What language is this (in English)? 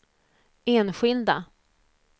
Swedish